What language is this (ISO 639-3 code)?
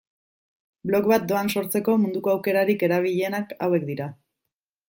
eus